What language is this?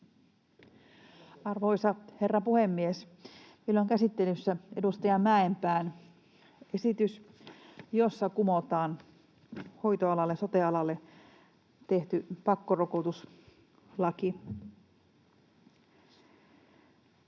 Finnish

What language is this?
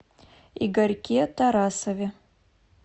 Russian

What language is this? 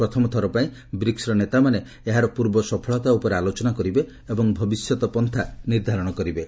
Odia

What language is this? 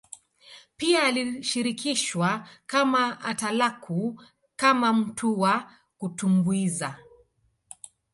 Swahili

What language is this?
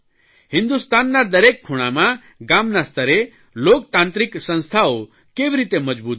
Gujarati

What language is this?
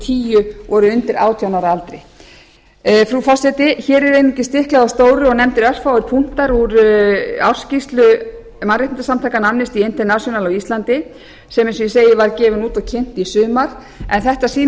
Icelandic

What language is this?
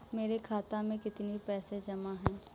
Hindi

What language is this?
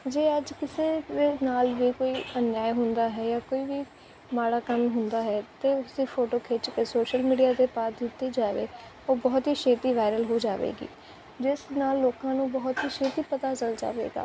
Punjabi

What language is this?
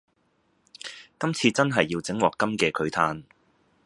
Cantonese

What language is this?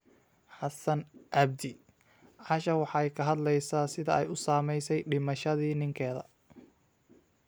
Somali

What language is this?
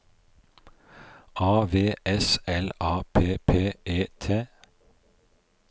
Norwegian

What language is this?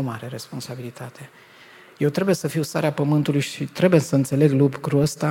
Romanian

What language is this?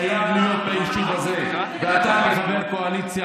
Hebrew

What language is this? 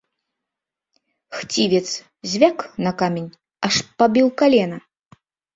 Belarusian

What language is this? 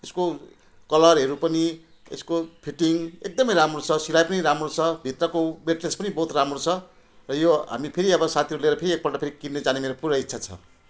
Nepali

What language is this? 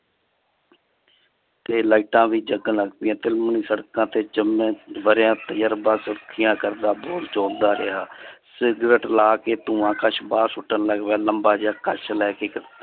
Punjabi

